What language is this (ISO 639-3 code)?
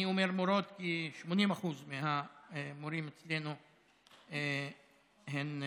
heb